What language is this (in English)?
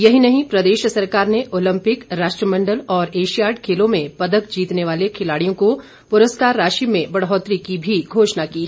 Hindi